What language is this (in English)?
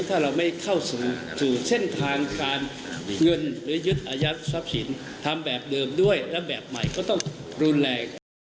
Thai